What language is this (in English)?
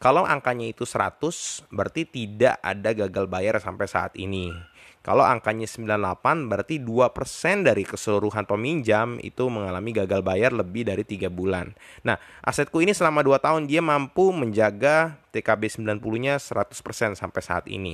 Indonesian